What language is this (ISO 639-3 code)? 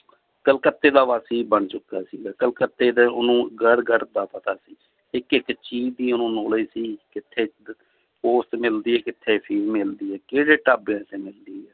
pan